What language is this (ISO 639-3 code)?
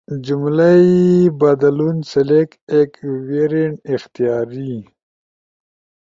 ush